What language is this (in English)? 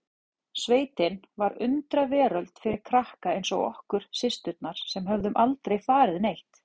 Icelandic